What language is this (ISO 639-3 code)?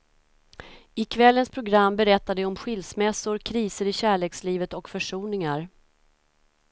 swe